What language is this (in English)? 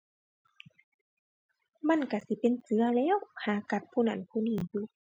Thai